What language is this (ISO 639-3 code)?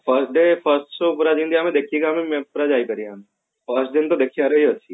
ori